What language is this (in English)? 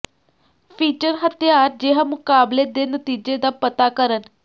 Punjabi